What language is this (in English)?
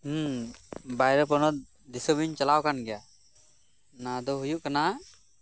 Santali